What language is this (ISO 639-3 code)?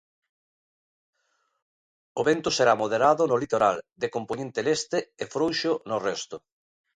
glg